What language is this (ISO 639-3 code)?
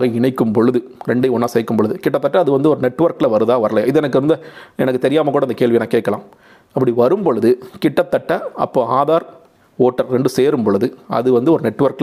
tam